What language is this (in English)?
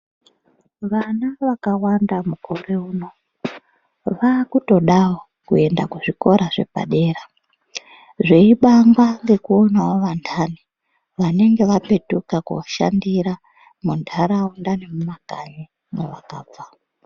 Ndau